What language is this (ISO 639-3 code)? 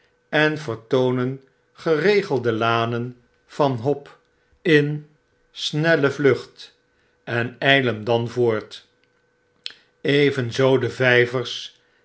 nld